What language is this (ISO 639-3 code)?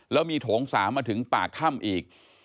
tha